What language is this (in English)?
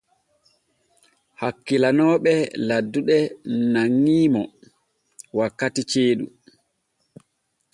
Borgu Fulfulde